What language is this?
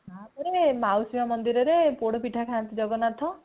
Odia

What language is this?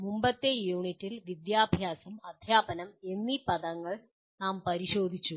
Malayalam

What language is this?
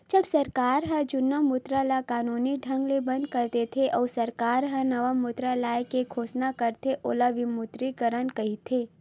Chhattisgarhi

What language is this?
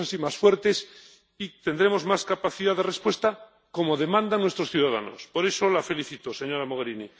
Spanish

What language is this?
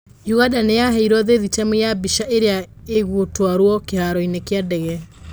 Kikuyu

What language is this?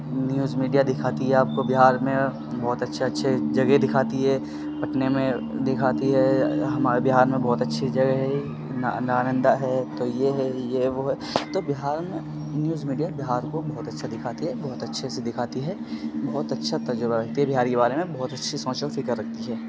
Urdu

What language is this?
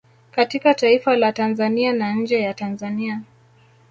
Swahili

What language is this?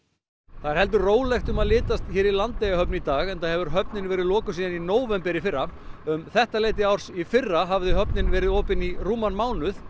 Icelandic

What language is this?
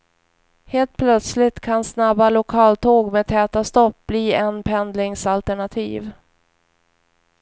Swedish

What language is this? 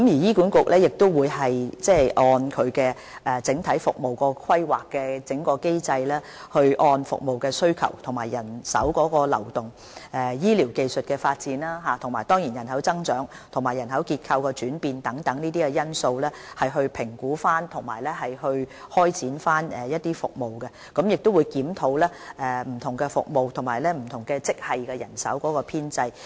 Cantonese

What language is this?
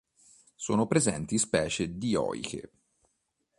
Italian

